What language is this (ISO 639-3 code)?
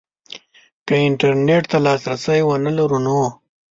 pus